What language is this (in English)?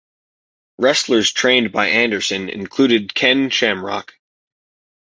English